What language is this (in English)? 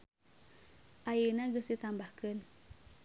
Sundanese